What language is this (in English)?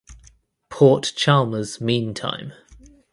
English